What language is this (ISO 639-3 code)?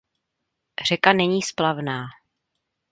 ces